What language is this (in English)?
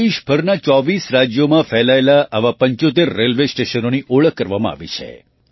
Gujarati